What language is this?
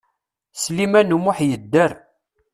Kabyle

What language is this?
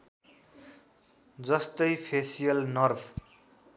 Nepali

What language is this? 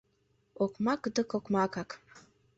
Mari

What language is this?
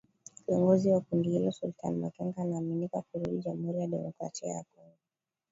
Swahili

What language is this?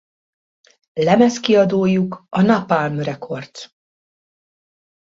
Hungarian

